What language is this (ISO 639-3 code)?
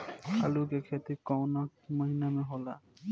bho